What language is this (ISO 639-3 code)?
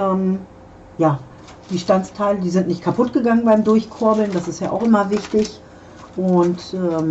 deu